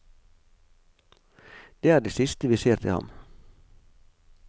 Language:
Norwegian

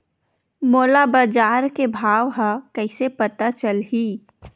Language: Chhattisgarhi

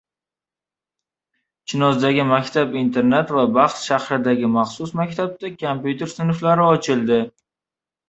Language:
Uzbek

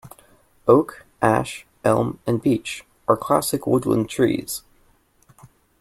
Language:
English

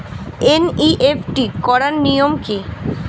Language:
Bangla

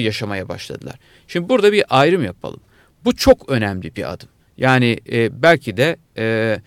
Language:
Turkish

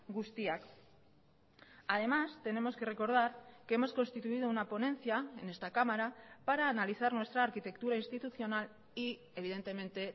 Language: Spanish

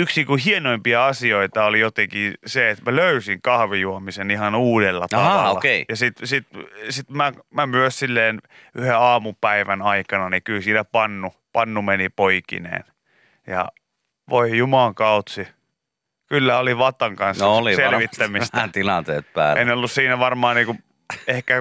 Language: Finnish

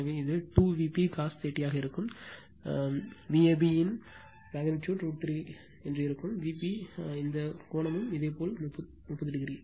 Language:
Tamil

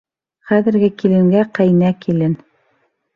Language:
Bashkir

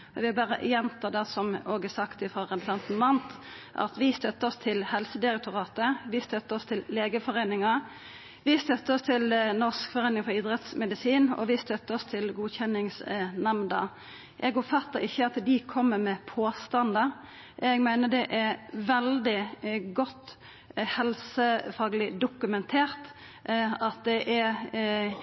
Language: Norwegian Nynorsk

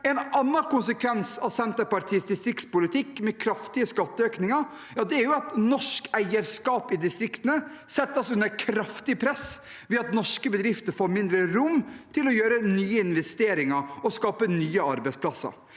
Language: Norwegian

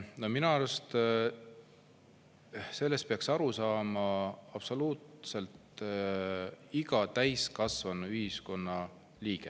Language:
Estonian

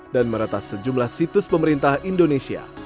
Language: Indonesian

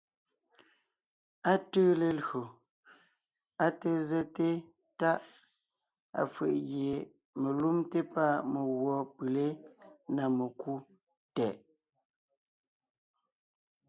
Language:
Ngiemboon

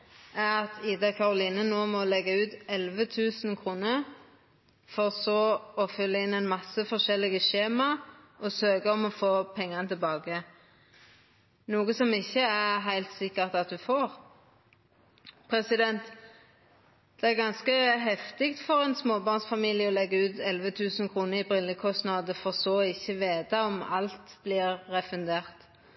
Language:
Norwegian Nynorsk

